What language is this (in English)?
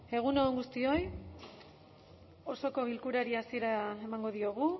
Basque